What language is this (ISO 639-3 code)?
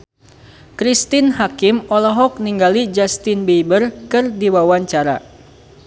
sun